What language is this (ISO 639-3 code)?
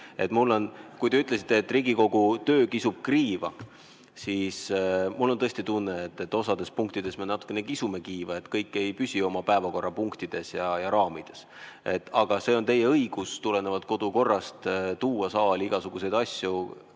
est